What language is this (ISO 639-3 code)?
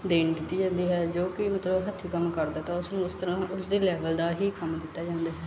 pan